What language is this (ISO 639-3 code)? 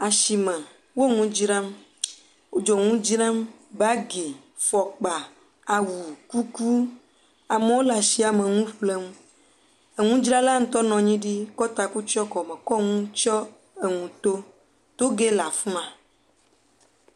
ewe